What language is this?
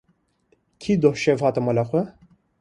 Kurdish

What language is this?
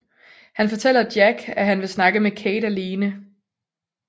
Danish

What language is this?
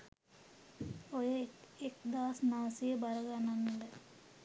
Sinhala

